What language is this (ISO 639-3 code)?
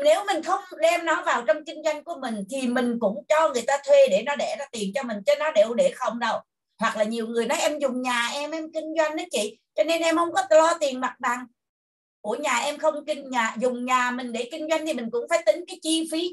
vie